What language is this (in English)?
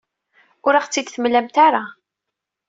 Kabyle